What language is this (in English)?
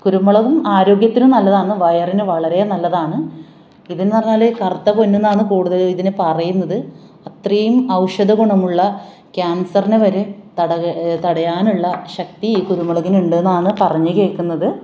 Malayalam